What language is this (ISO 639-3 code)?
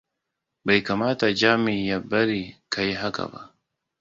hau